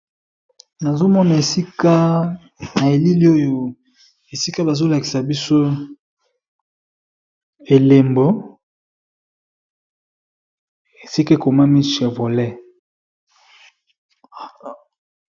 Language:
Lingala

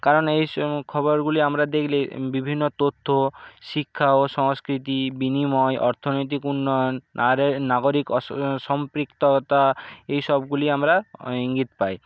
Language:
Bangla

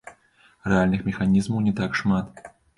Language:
Belarusian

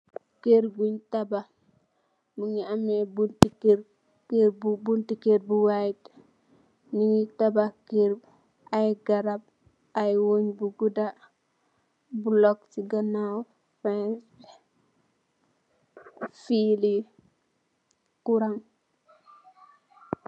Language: Wolof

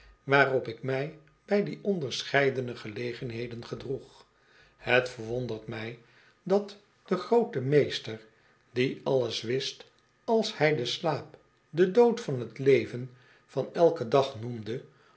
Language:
Dutch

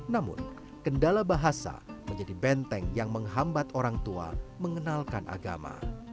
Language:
Indonesian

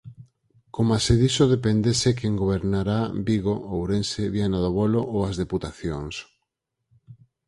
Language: Galician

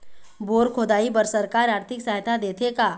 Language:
Chhattisgarhi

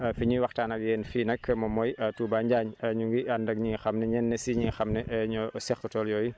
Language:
Wolof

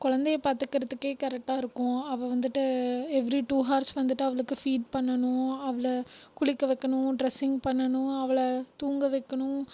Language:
Tamil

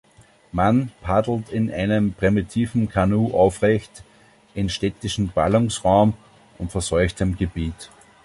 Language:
German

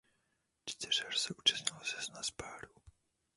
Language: Czech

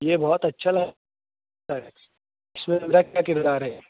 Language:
Urdu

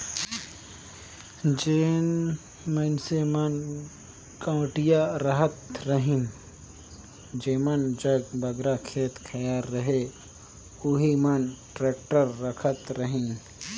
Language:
Chhattisgarhi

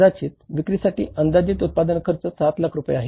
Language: Marathi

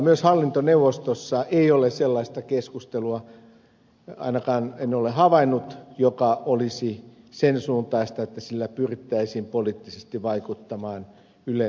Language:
Finnish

